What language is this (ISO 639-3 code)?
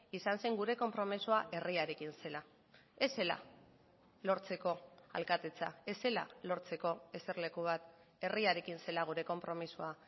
eus